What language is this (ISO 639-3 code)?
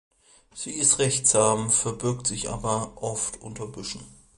deu